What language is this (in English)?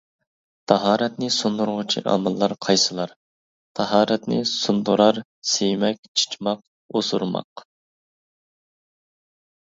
Uyghur